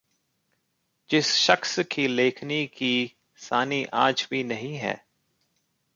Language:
Hindi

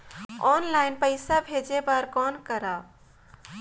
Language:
Chhattisgarhi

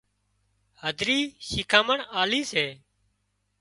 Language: Wadiyara Koli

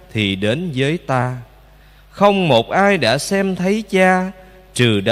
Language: Vietnamese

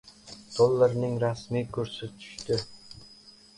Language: Uzbek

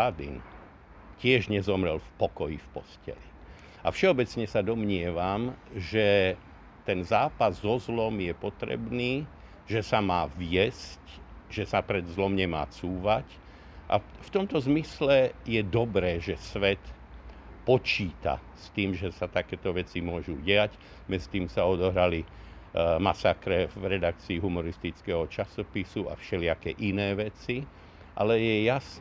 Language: Slovak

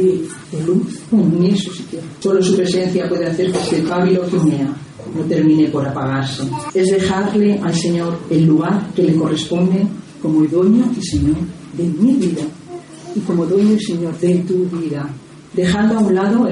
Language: Spanish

